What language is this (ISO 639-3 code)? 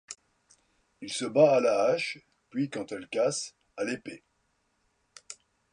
fra